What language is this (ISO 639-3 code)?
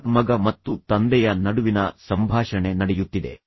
kan